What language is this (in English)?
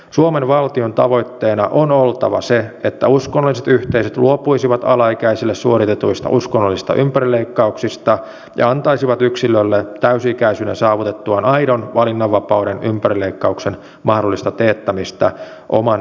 Finnish